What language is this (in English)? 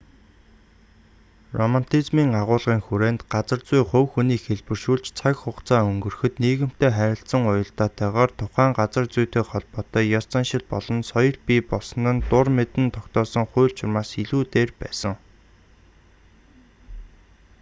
Mongolian